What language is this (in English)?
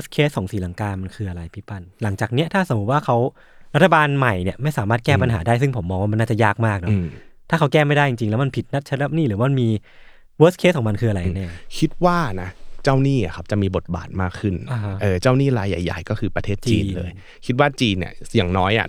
Thai